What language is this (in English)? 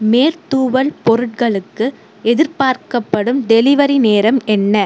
Tamil